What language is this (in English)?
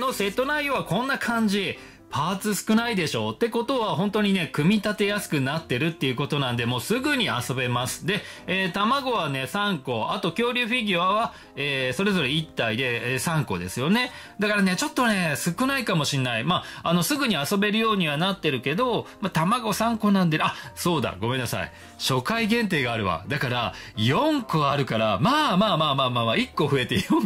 Japanese